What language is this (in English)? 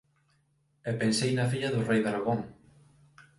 Galician